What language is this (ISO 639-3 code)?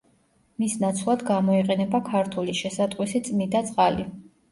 kat